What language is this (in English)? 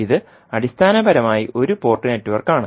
Malayalam